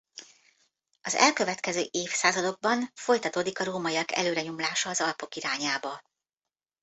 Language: Hungarian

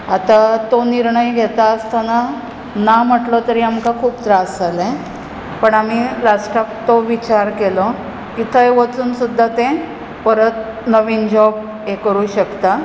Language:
Konkani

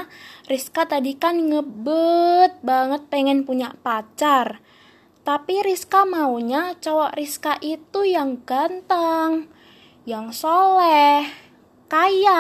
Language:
Indonesian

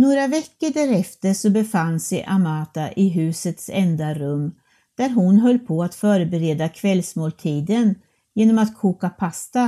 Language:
Swedish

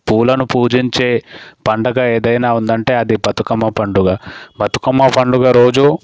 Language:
Telugu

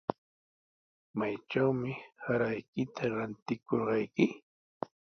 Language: Sihuas Ancash Quechua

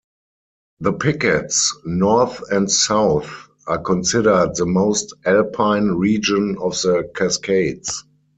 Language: English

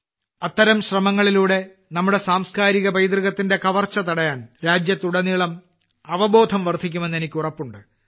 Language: Malayalam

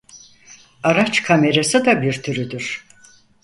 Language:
Turkish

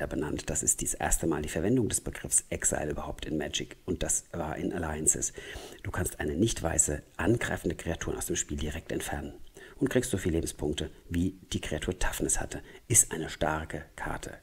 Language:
German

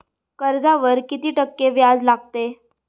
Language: Marathi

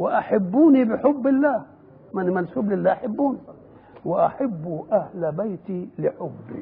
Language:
Arabic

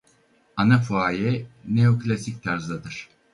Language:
Turkish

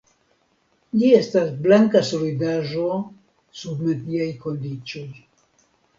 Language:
Esperanto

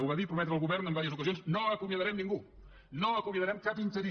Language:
Catalan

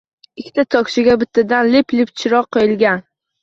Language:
Uzbek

